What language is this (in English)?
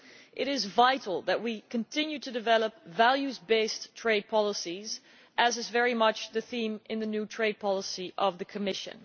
English